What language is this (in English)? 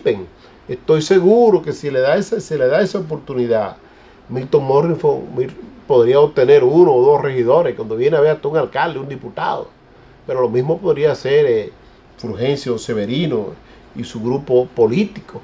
Spanish